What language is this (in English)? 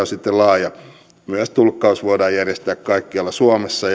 Finnish